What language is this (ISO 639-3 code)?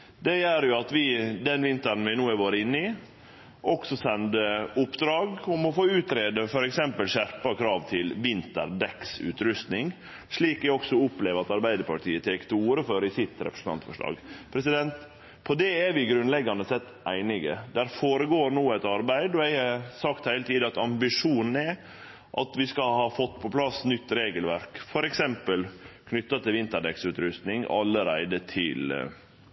nno